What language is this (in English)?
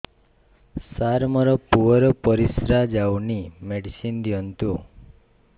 Odia